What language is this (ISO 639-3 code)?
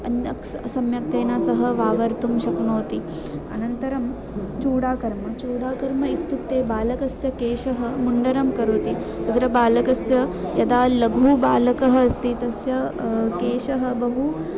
san